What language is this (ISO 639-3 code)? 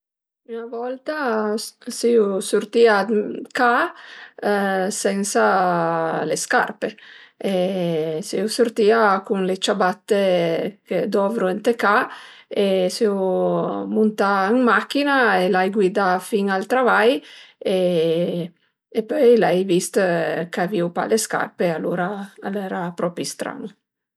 pms